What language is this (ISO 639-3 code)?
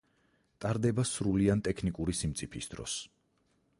kat